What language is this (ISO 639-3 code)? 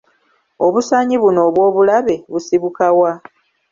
lug